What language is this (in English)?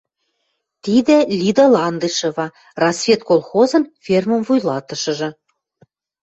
Western Mari